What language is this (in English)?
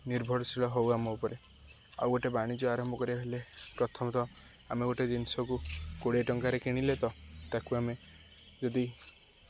Odia